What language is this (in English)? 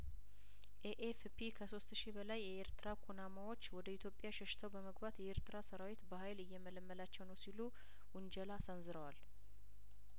Amharic